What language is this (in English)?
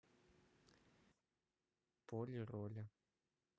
Russian